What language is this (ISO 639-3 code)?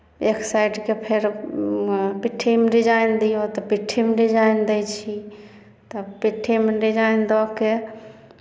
mai